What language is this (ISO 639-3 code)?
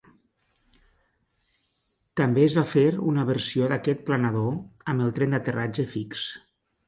cat